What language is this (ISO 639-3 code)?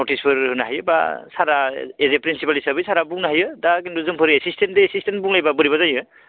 brx